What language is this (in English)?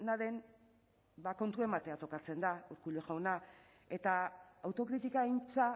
Basque